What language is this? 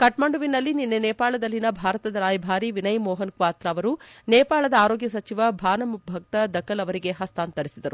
Kannada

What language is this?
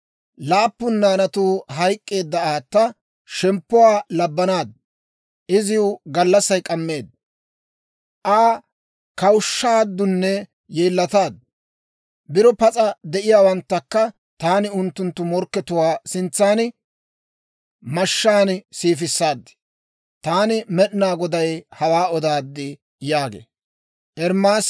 Dawro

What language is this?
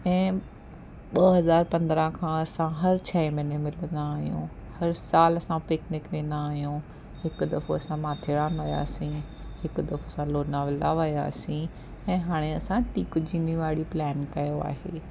Sindhi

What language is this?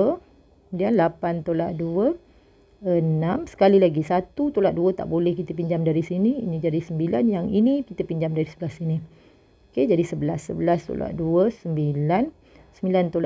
Malay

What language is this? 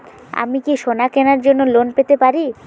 Bangla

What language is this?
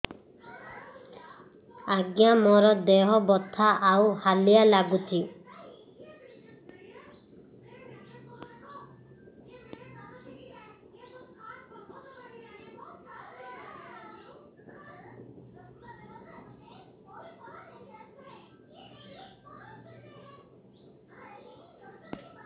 Odia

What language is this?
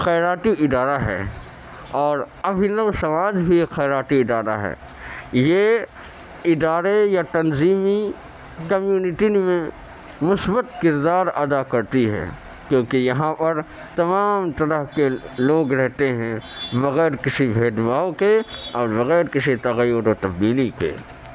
Urdu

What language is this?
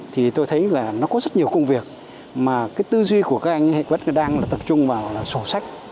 Vietnamese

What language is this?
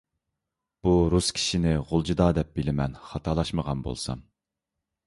Uyghur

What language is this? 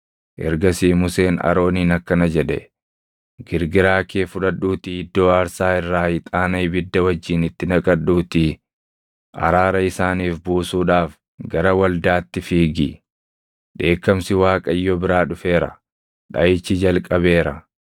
Oromo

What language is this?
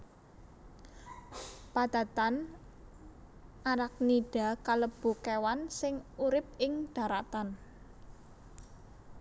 Javanese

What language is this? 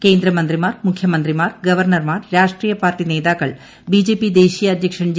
Malayalam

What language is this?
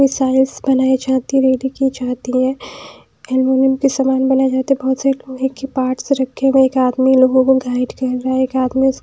Hindi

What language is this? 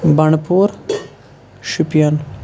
Kashmiri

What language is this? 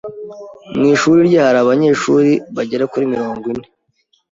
Kinyarwanda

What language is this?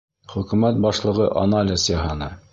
Bashkir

